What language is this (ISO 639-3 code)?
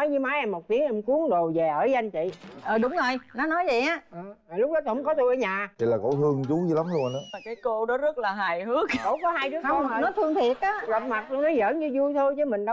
vie